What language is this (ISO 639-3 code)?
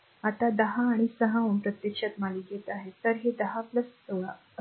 mar